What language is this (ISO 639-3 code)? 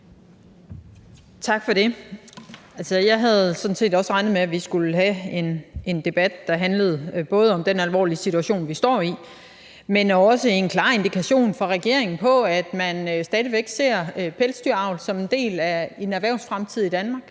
dan